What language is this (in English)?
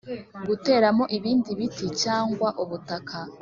Kinyarwanda